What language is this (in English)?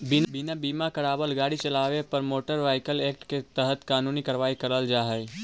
Magahi